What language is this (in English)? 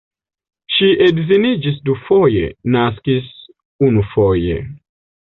Esperanto